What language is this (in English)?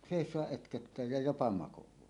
Finnish